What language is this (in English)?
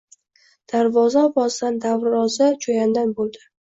Uzbek